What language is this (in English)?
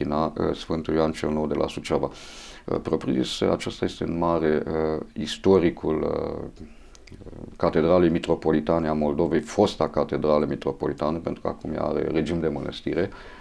Romanian